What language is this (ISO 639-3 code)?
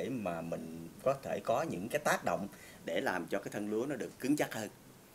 vie